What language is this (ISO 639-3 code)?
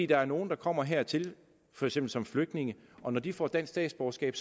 dan